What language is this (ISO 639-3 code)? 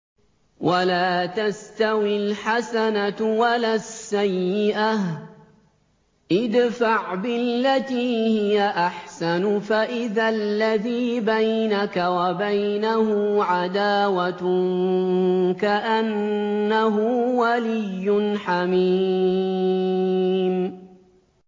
ara